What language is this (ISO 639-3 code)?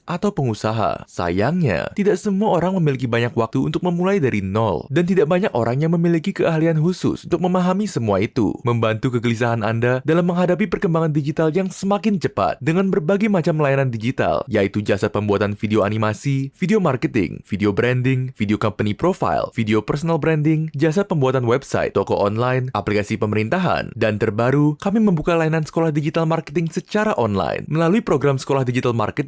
ind